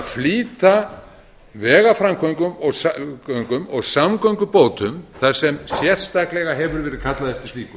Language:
Icelandic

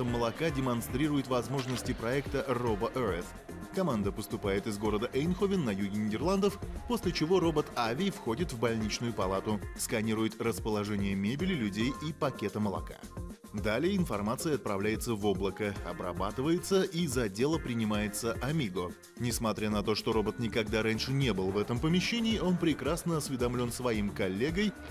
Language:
Russian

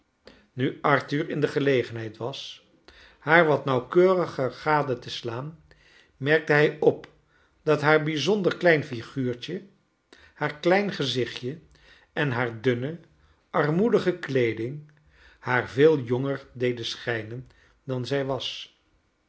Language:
Dutch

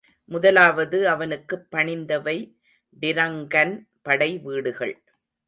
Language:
Tamil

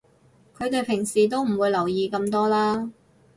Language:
Cantonese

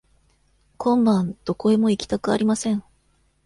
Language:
Japanese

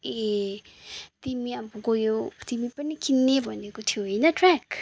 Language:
Nepali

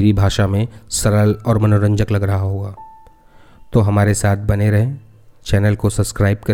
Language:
Hindi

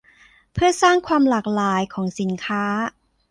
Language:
Thai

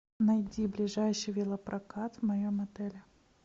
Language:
Russian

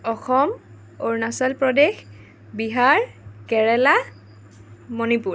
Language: Assamese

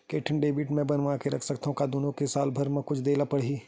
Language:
Chhattisgarhi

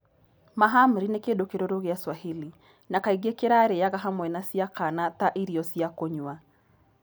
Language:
Kikuyu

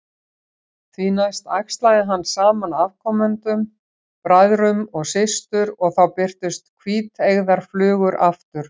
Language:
Icelandic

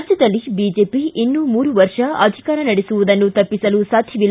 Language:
Kannada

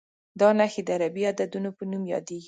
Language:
Pashto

